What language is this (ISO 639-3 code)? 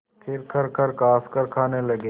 hin